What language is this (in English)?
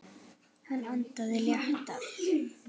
Icelandic